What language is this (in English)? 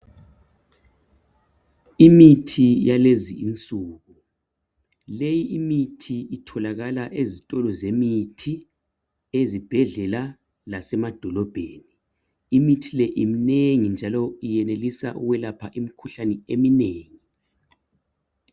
North Ndebele